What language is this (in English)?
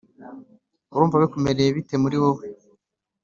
Kinyarwanda